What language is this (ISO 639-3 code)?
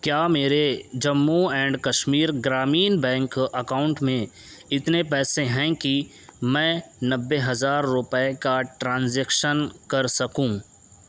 urd